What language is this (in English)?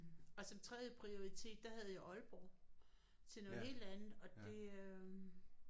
Danish